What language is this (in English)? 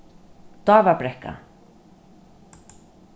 Faroese